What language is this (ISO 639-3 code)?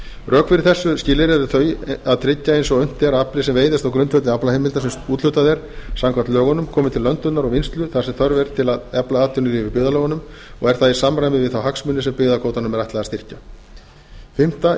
isl